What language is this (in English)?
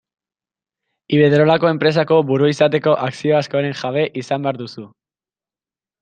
Basque